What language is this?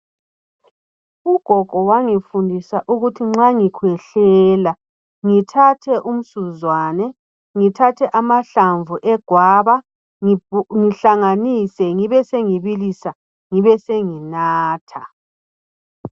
North Ndebele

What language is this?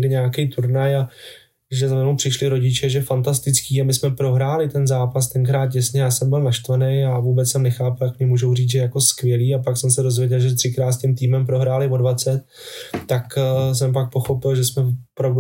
Czech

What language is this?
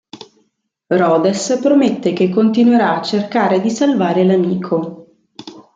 Italian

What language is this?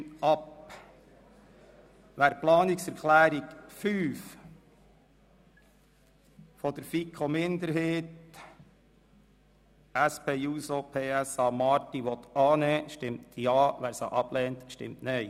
Swiss German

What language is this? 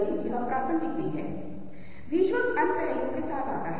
Hindi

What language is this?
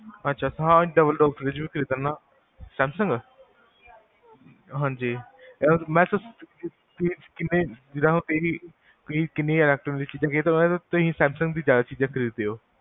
Punjabi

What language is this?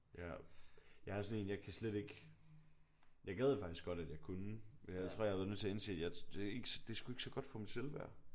Danish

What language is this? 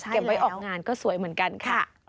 Thai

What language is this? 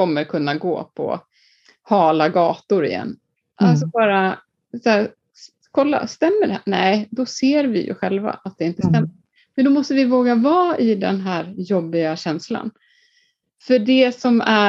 Swedish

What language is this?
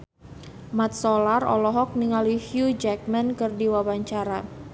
Sundanese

